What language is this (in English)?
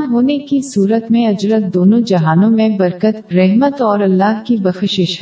Urdu